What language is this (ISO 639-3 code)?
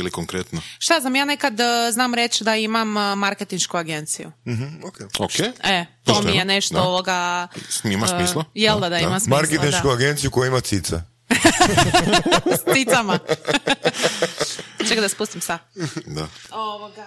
hrv